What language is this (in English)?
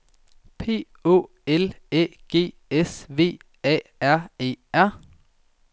Danish